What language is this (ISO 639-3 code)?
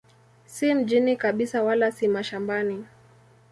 swa